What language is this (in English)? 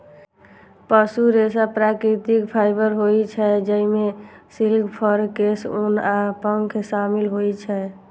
Maithili